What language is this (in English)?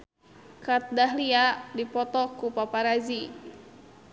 Sundanese